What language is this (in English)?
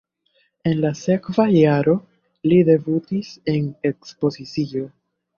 Esperanto